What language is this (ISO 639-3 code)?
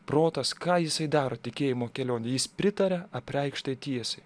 lit